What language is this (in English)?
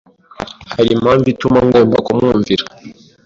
Kinyarwanda